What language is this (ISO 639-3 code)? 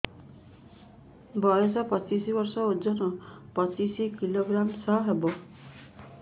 ori